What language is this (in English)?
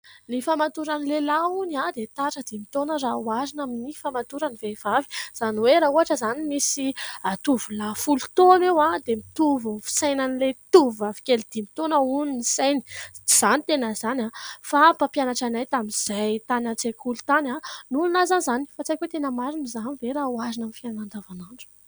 Malagasy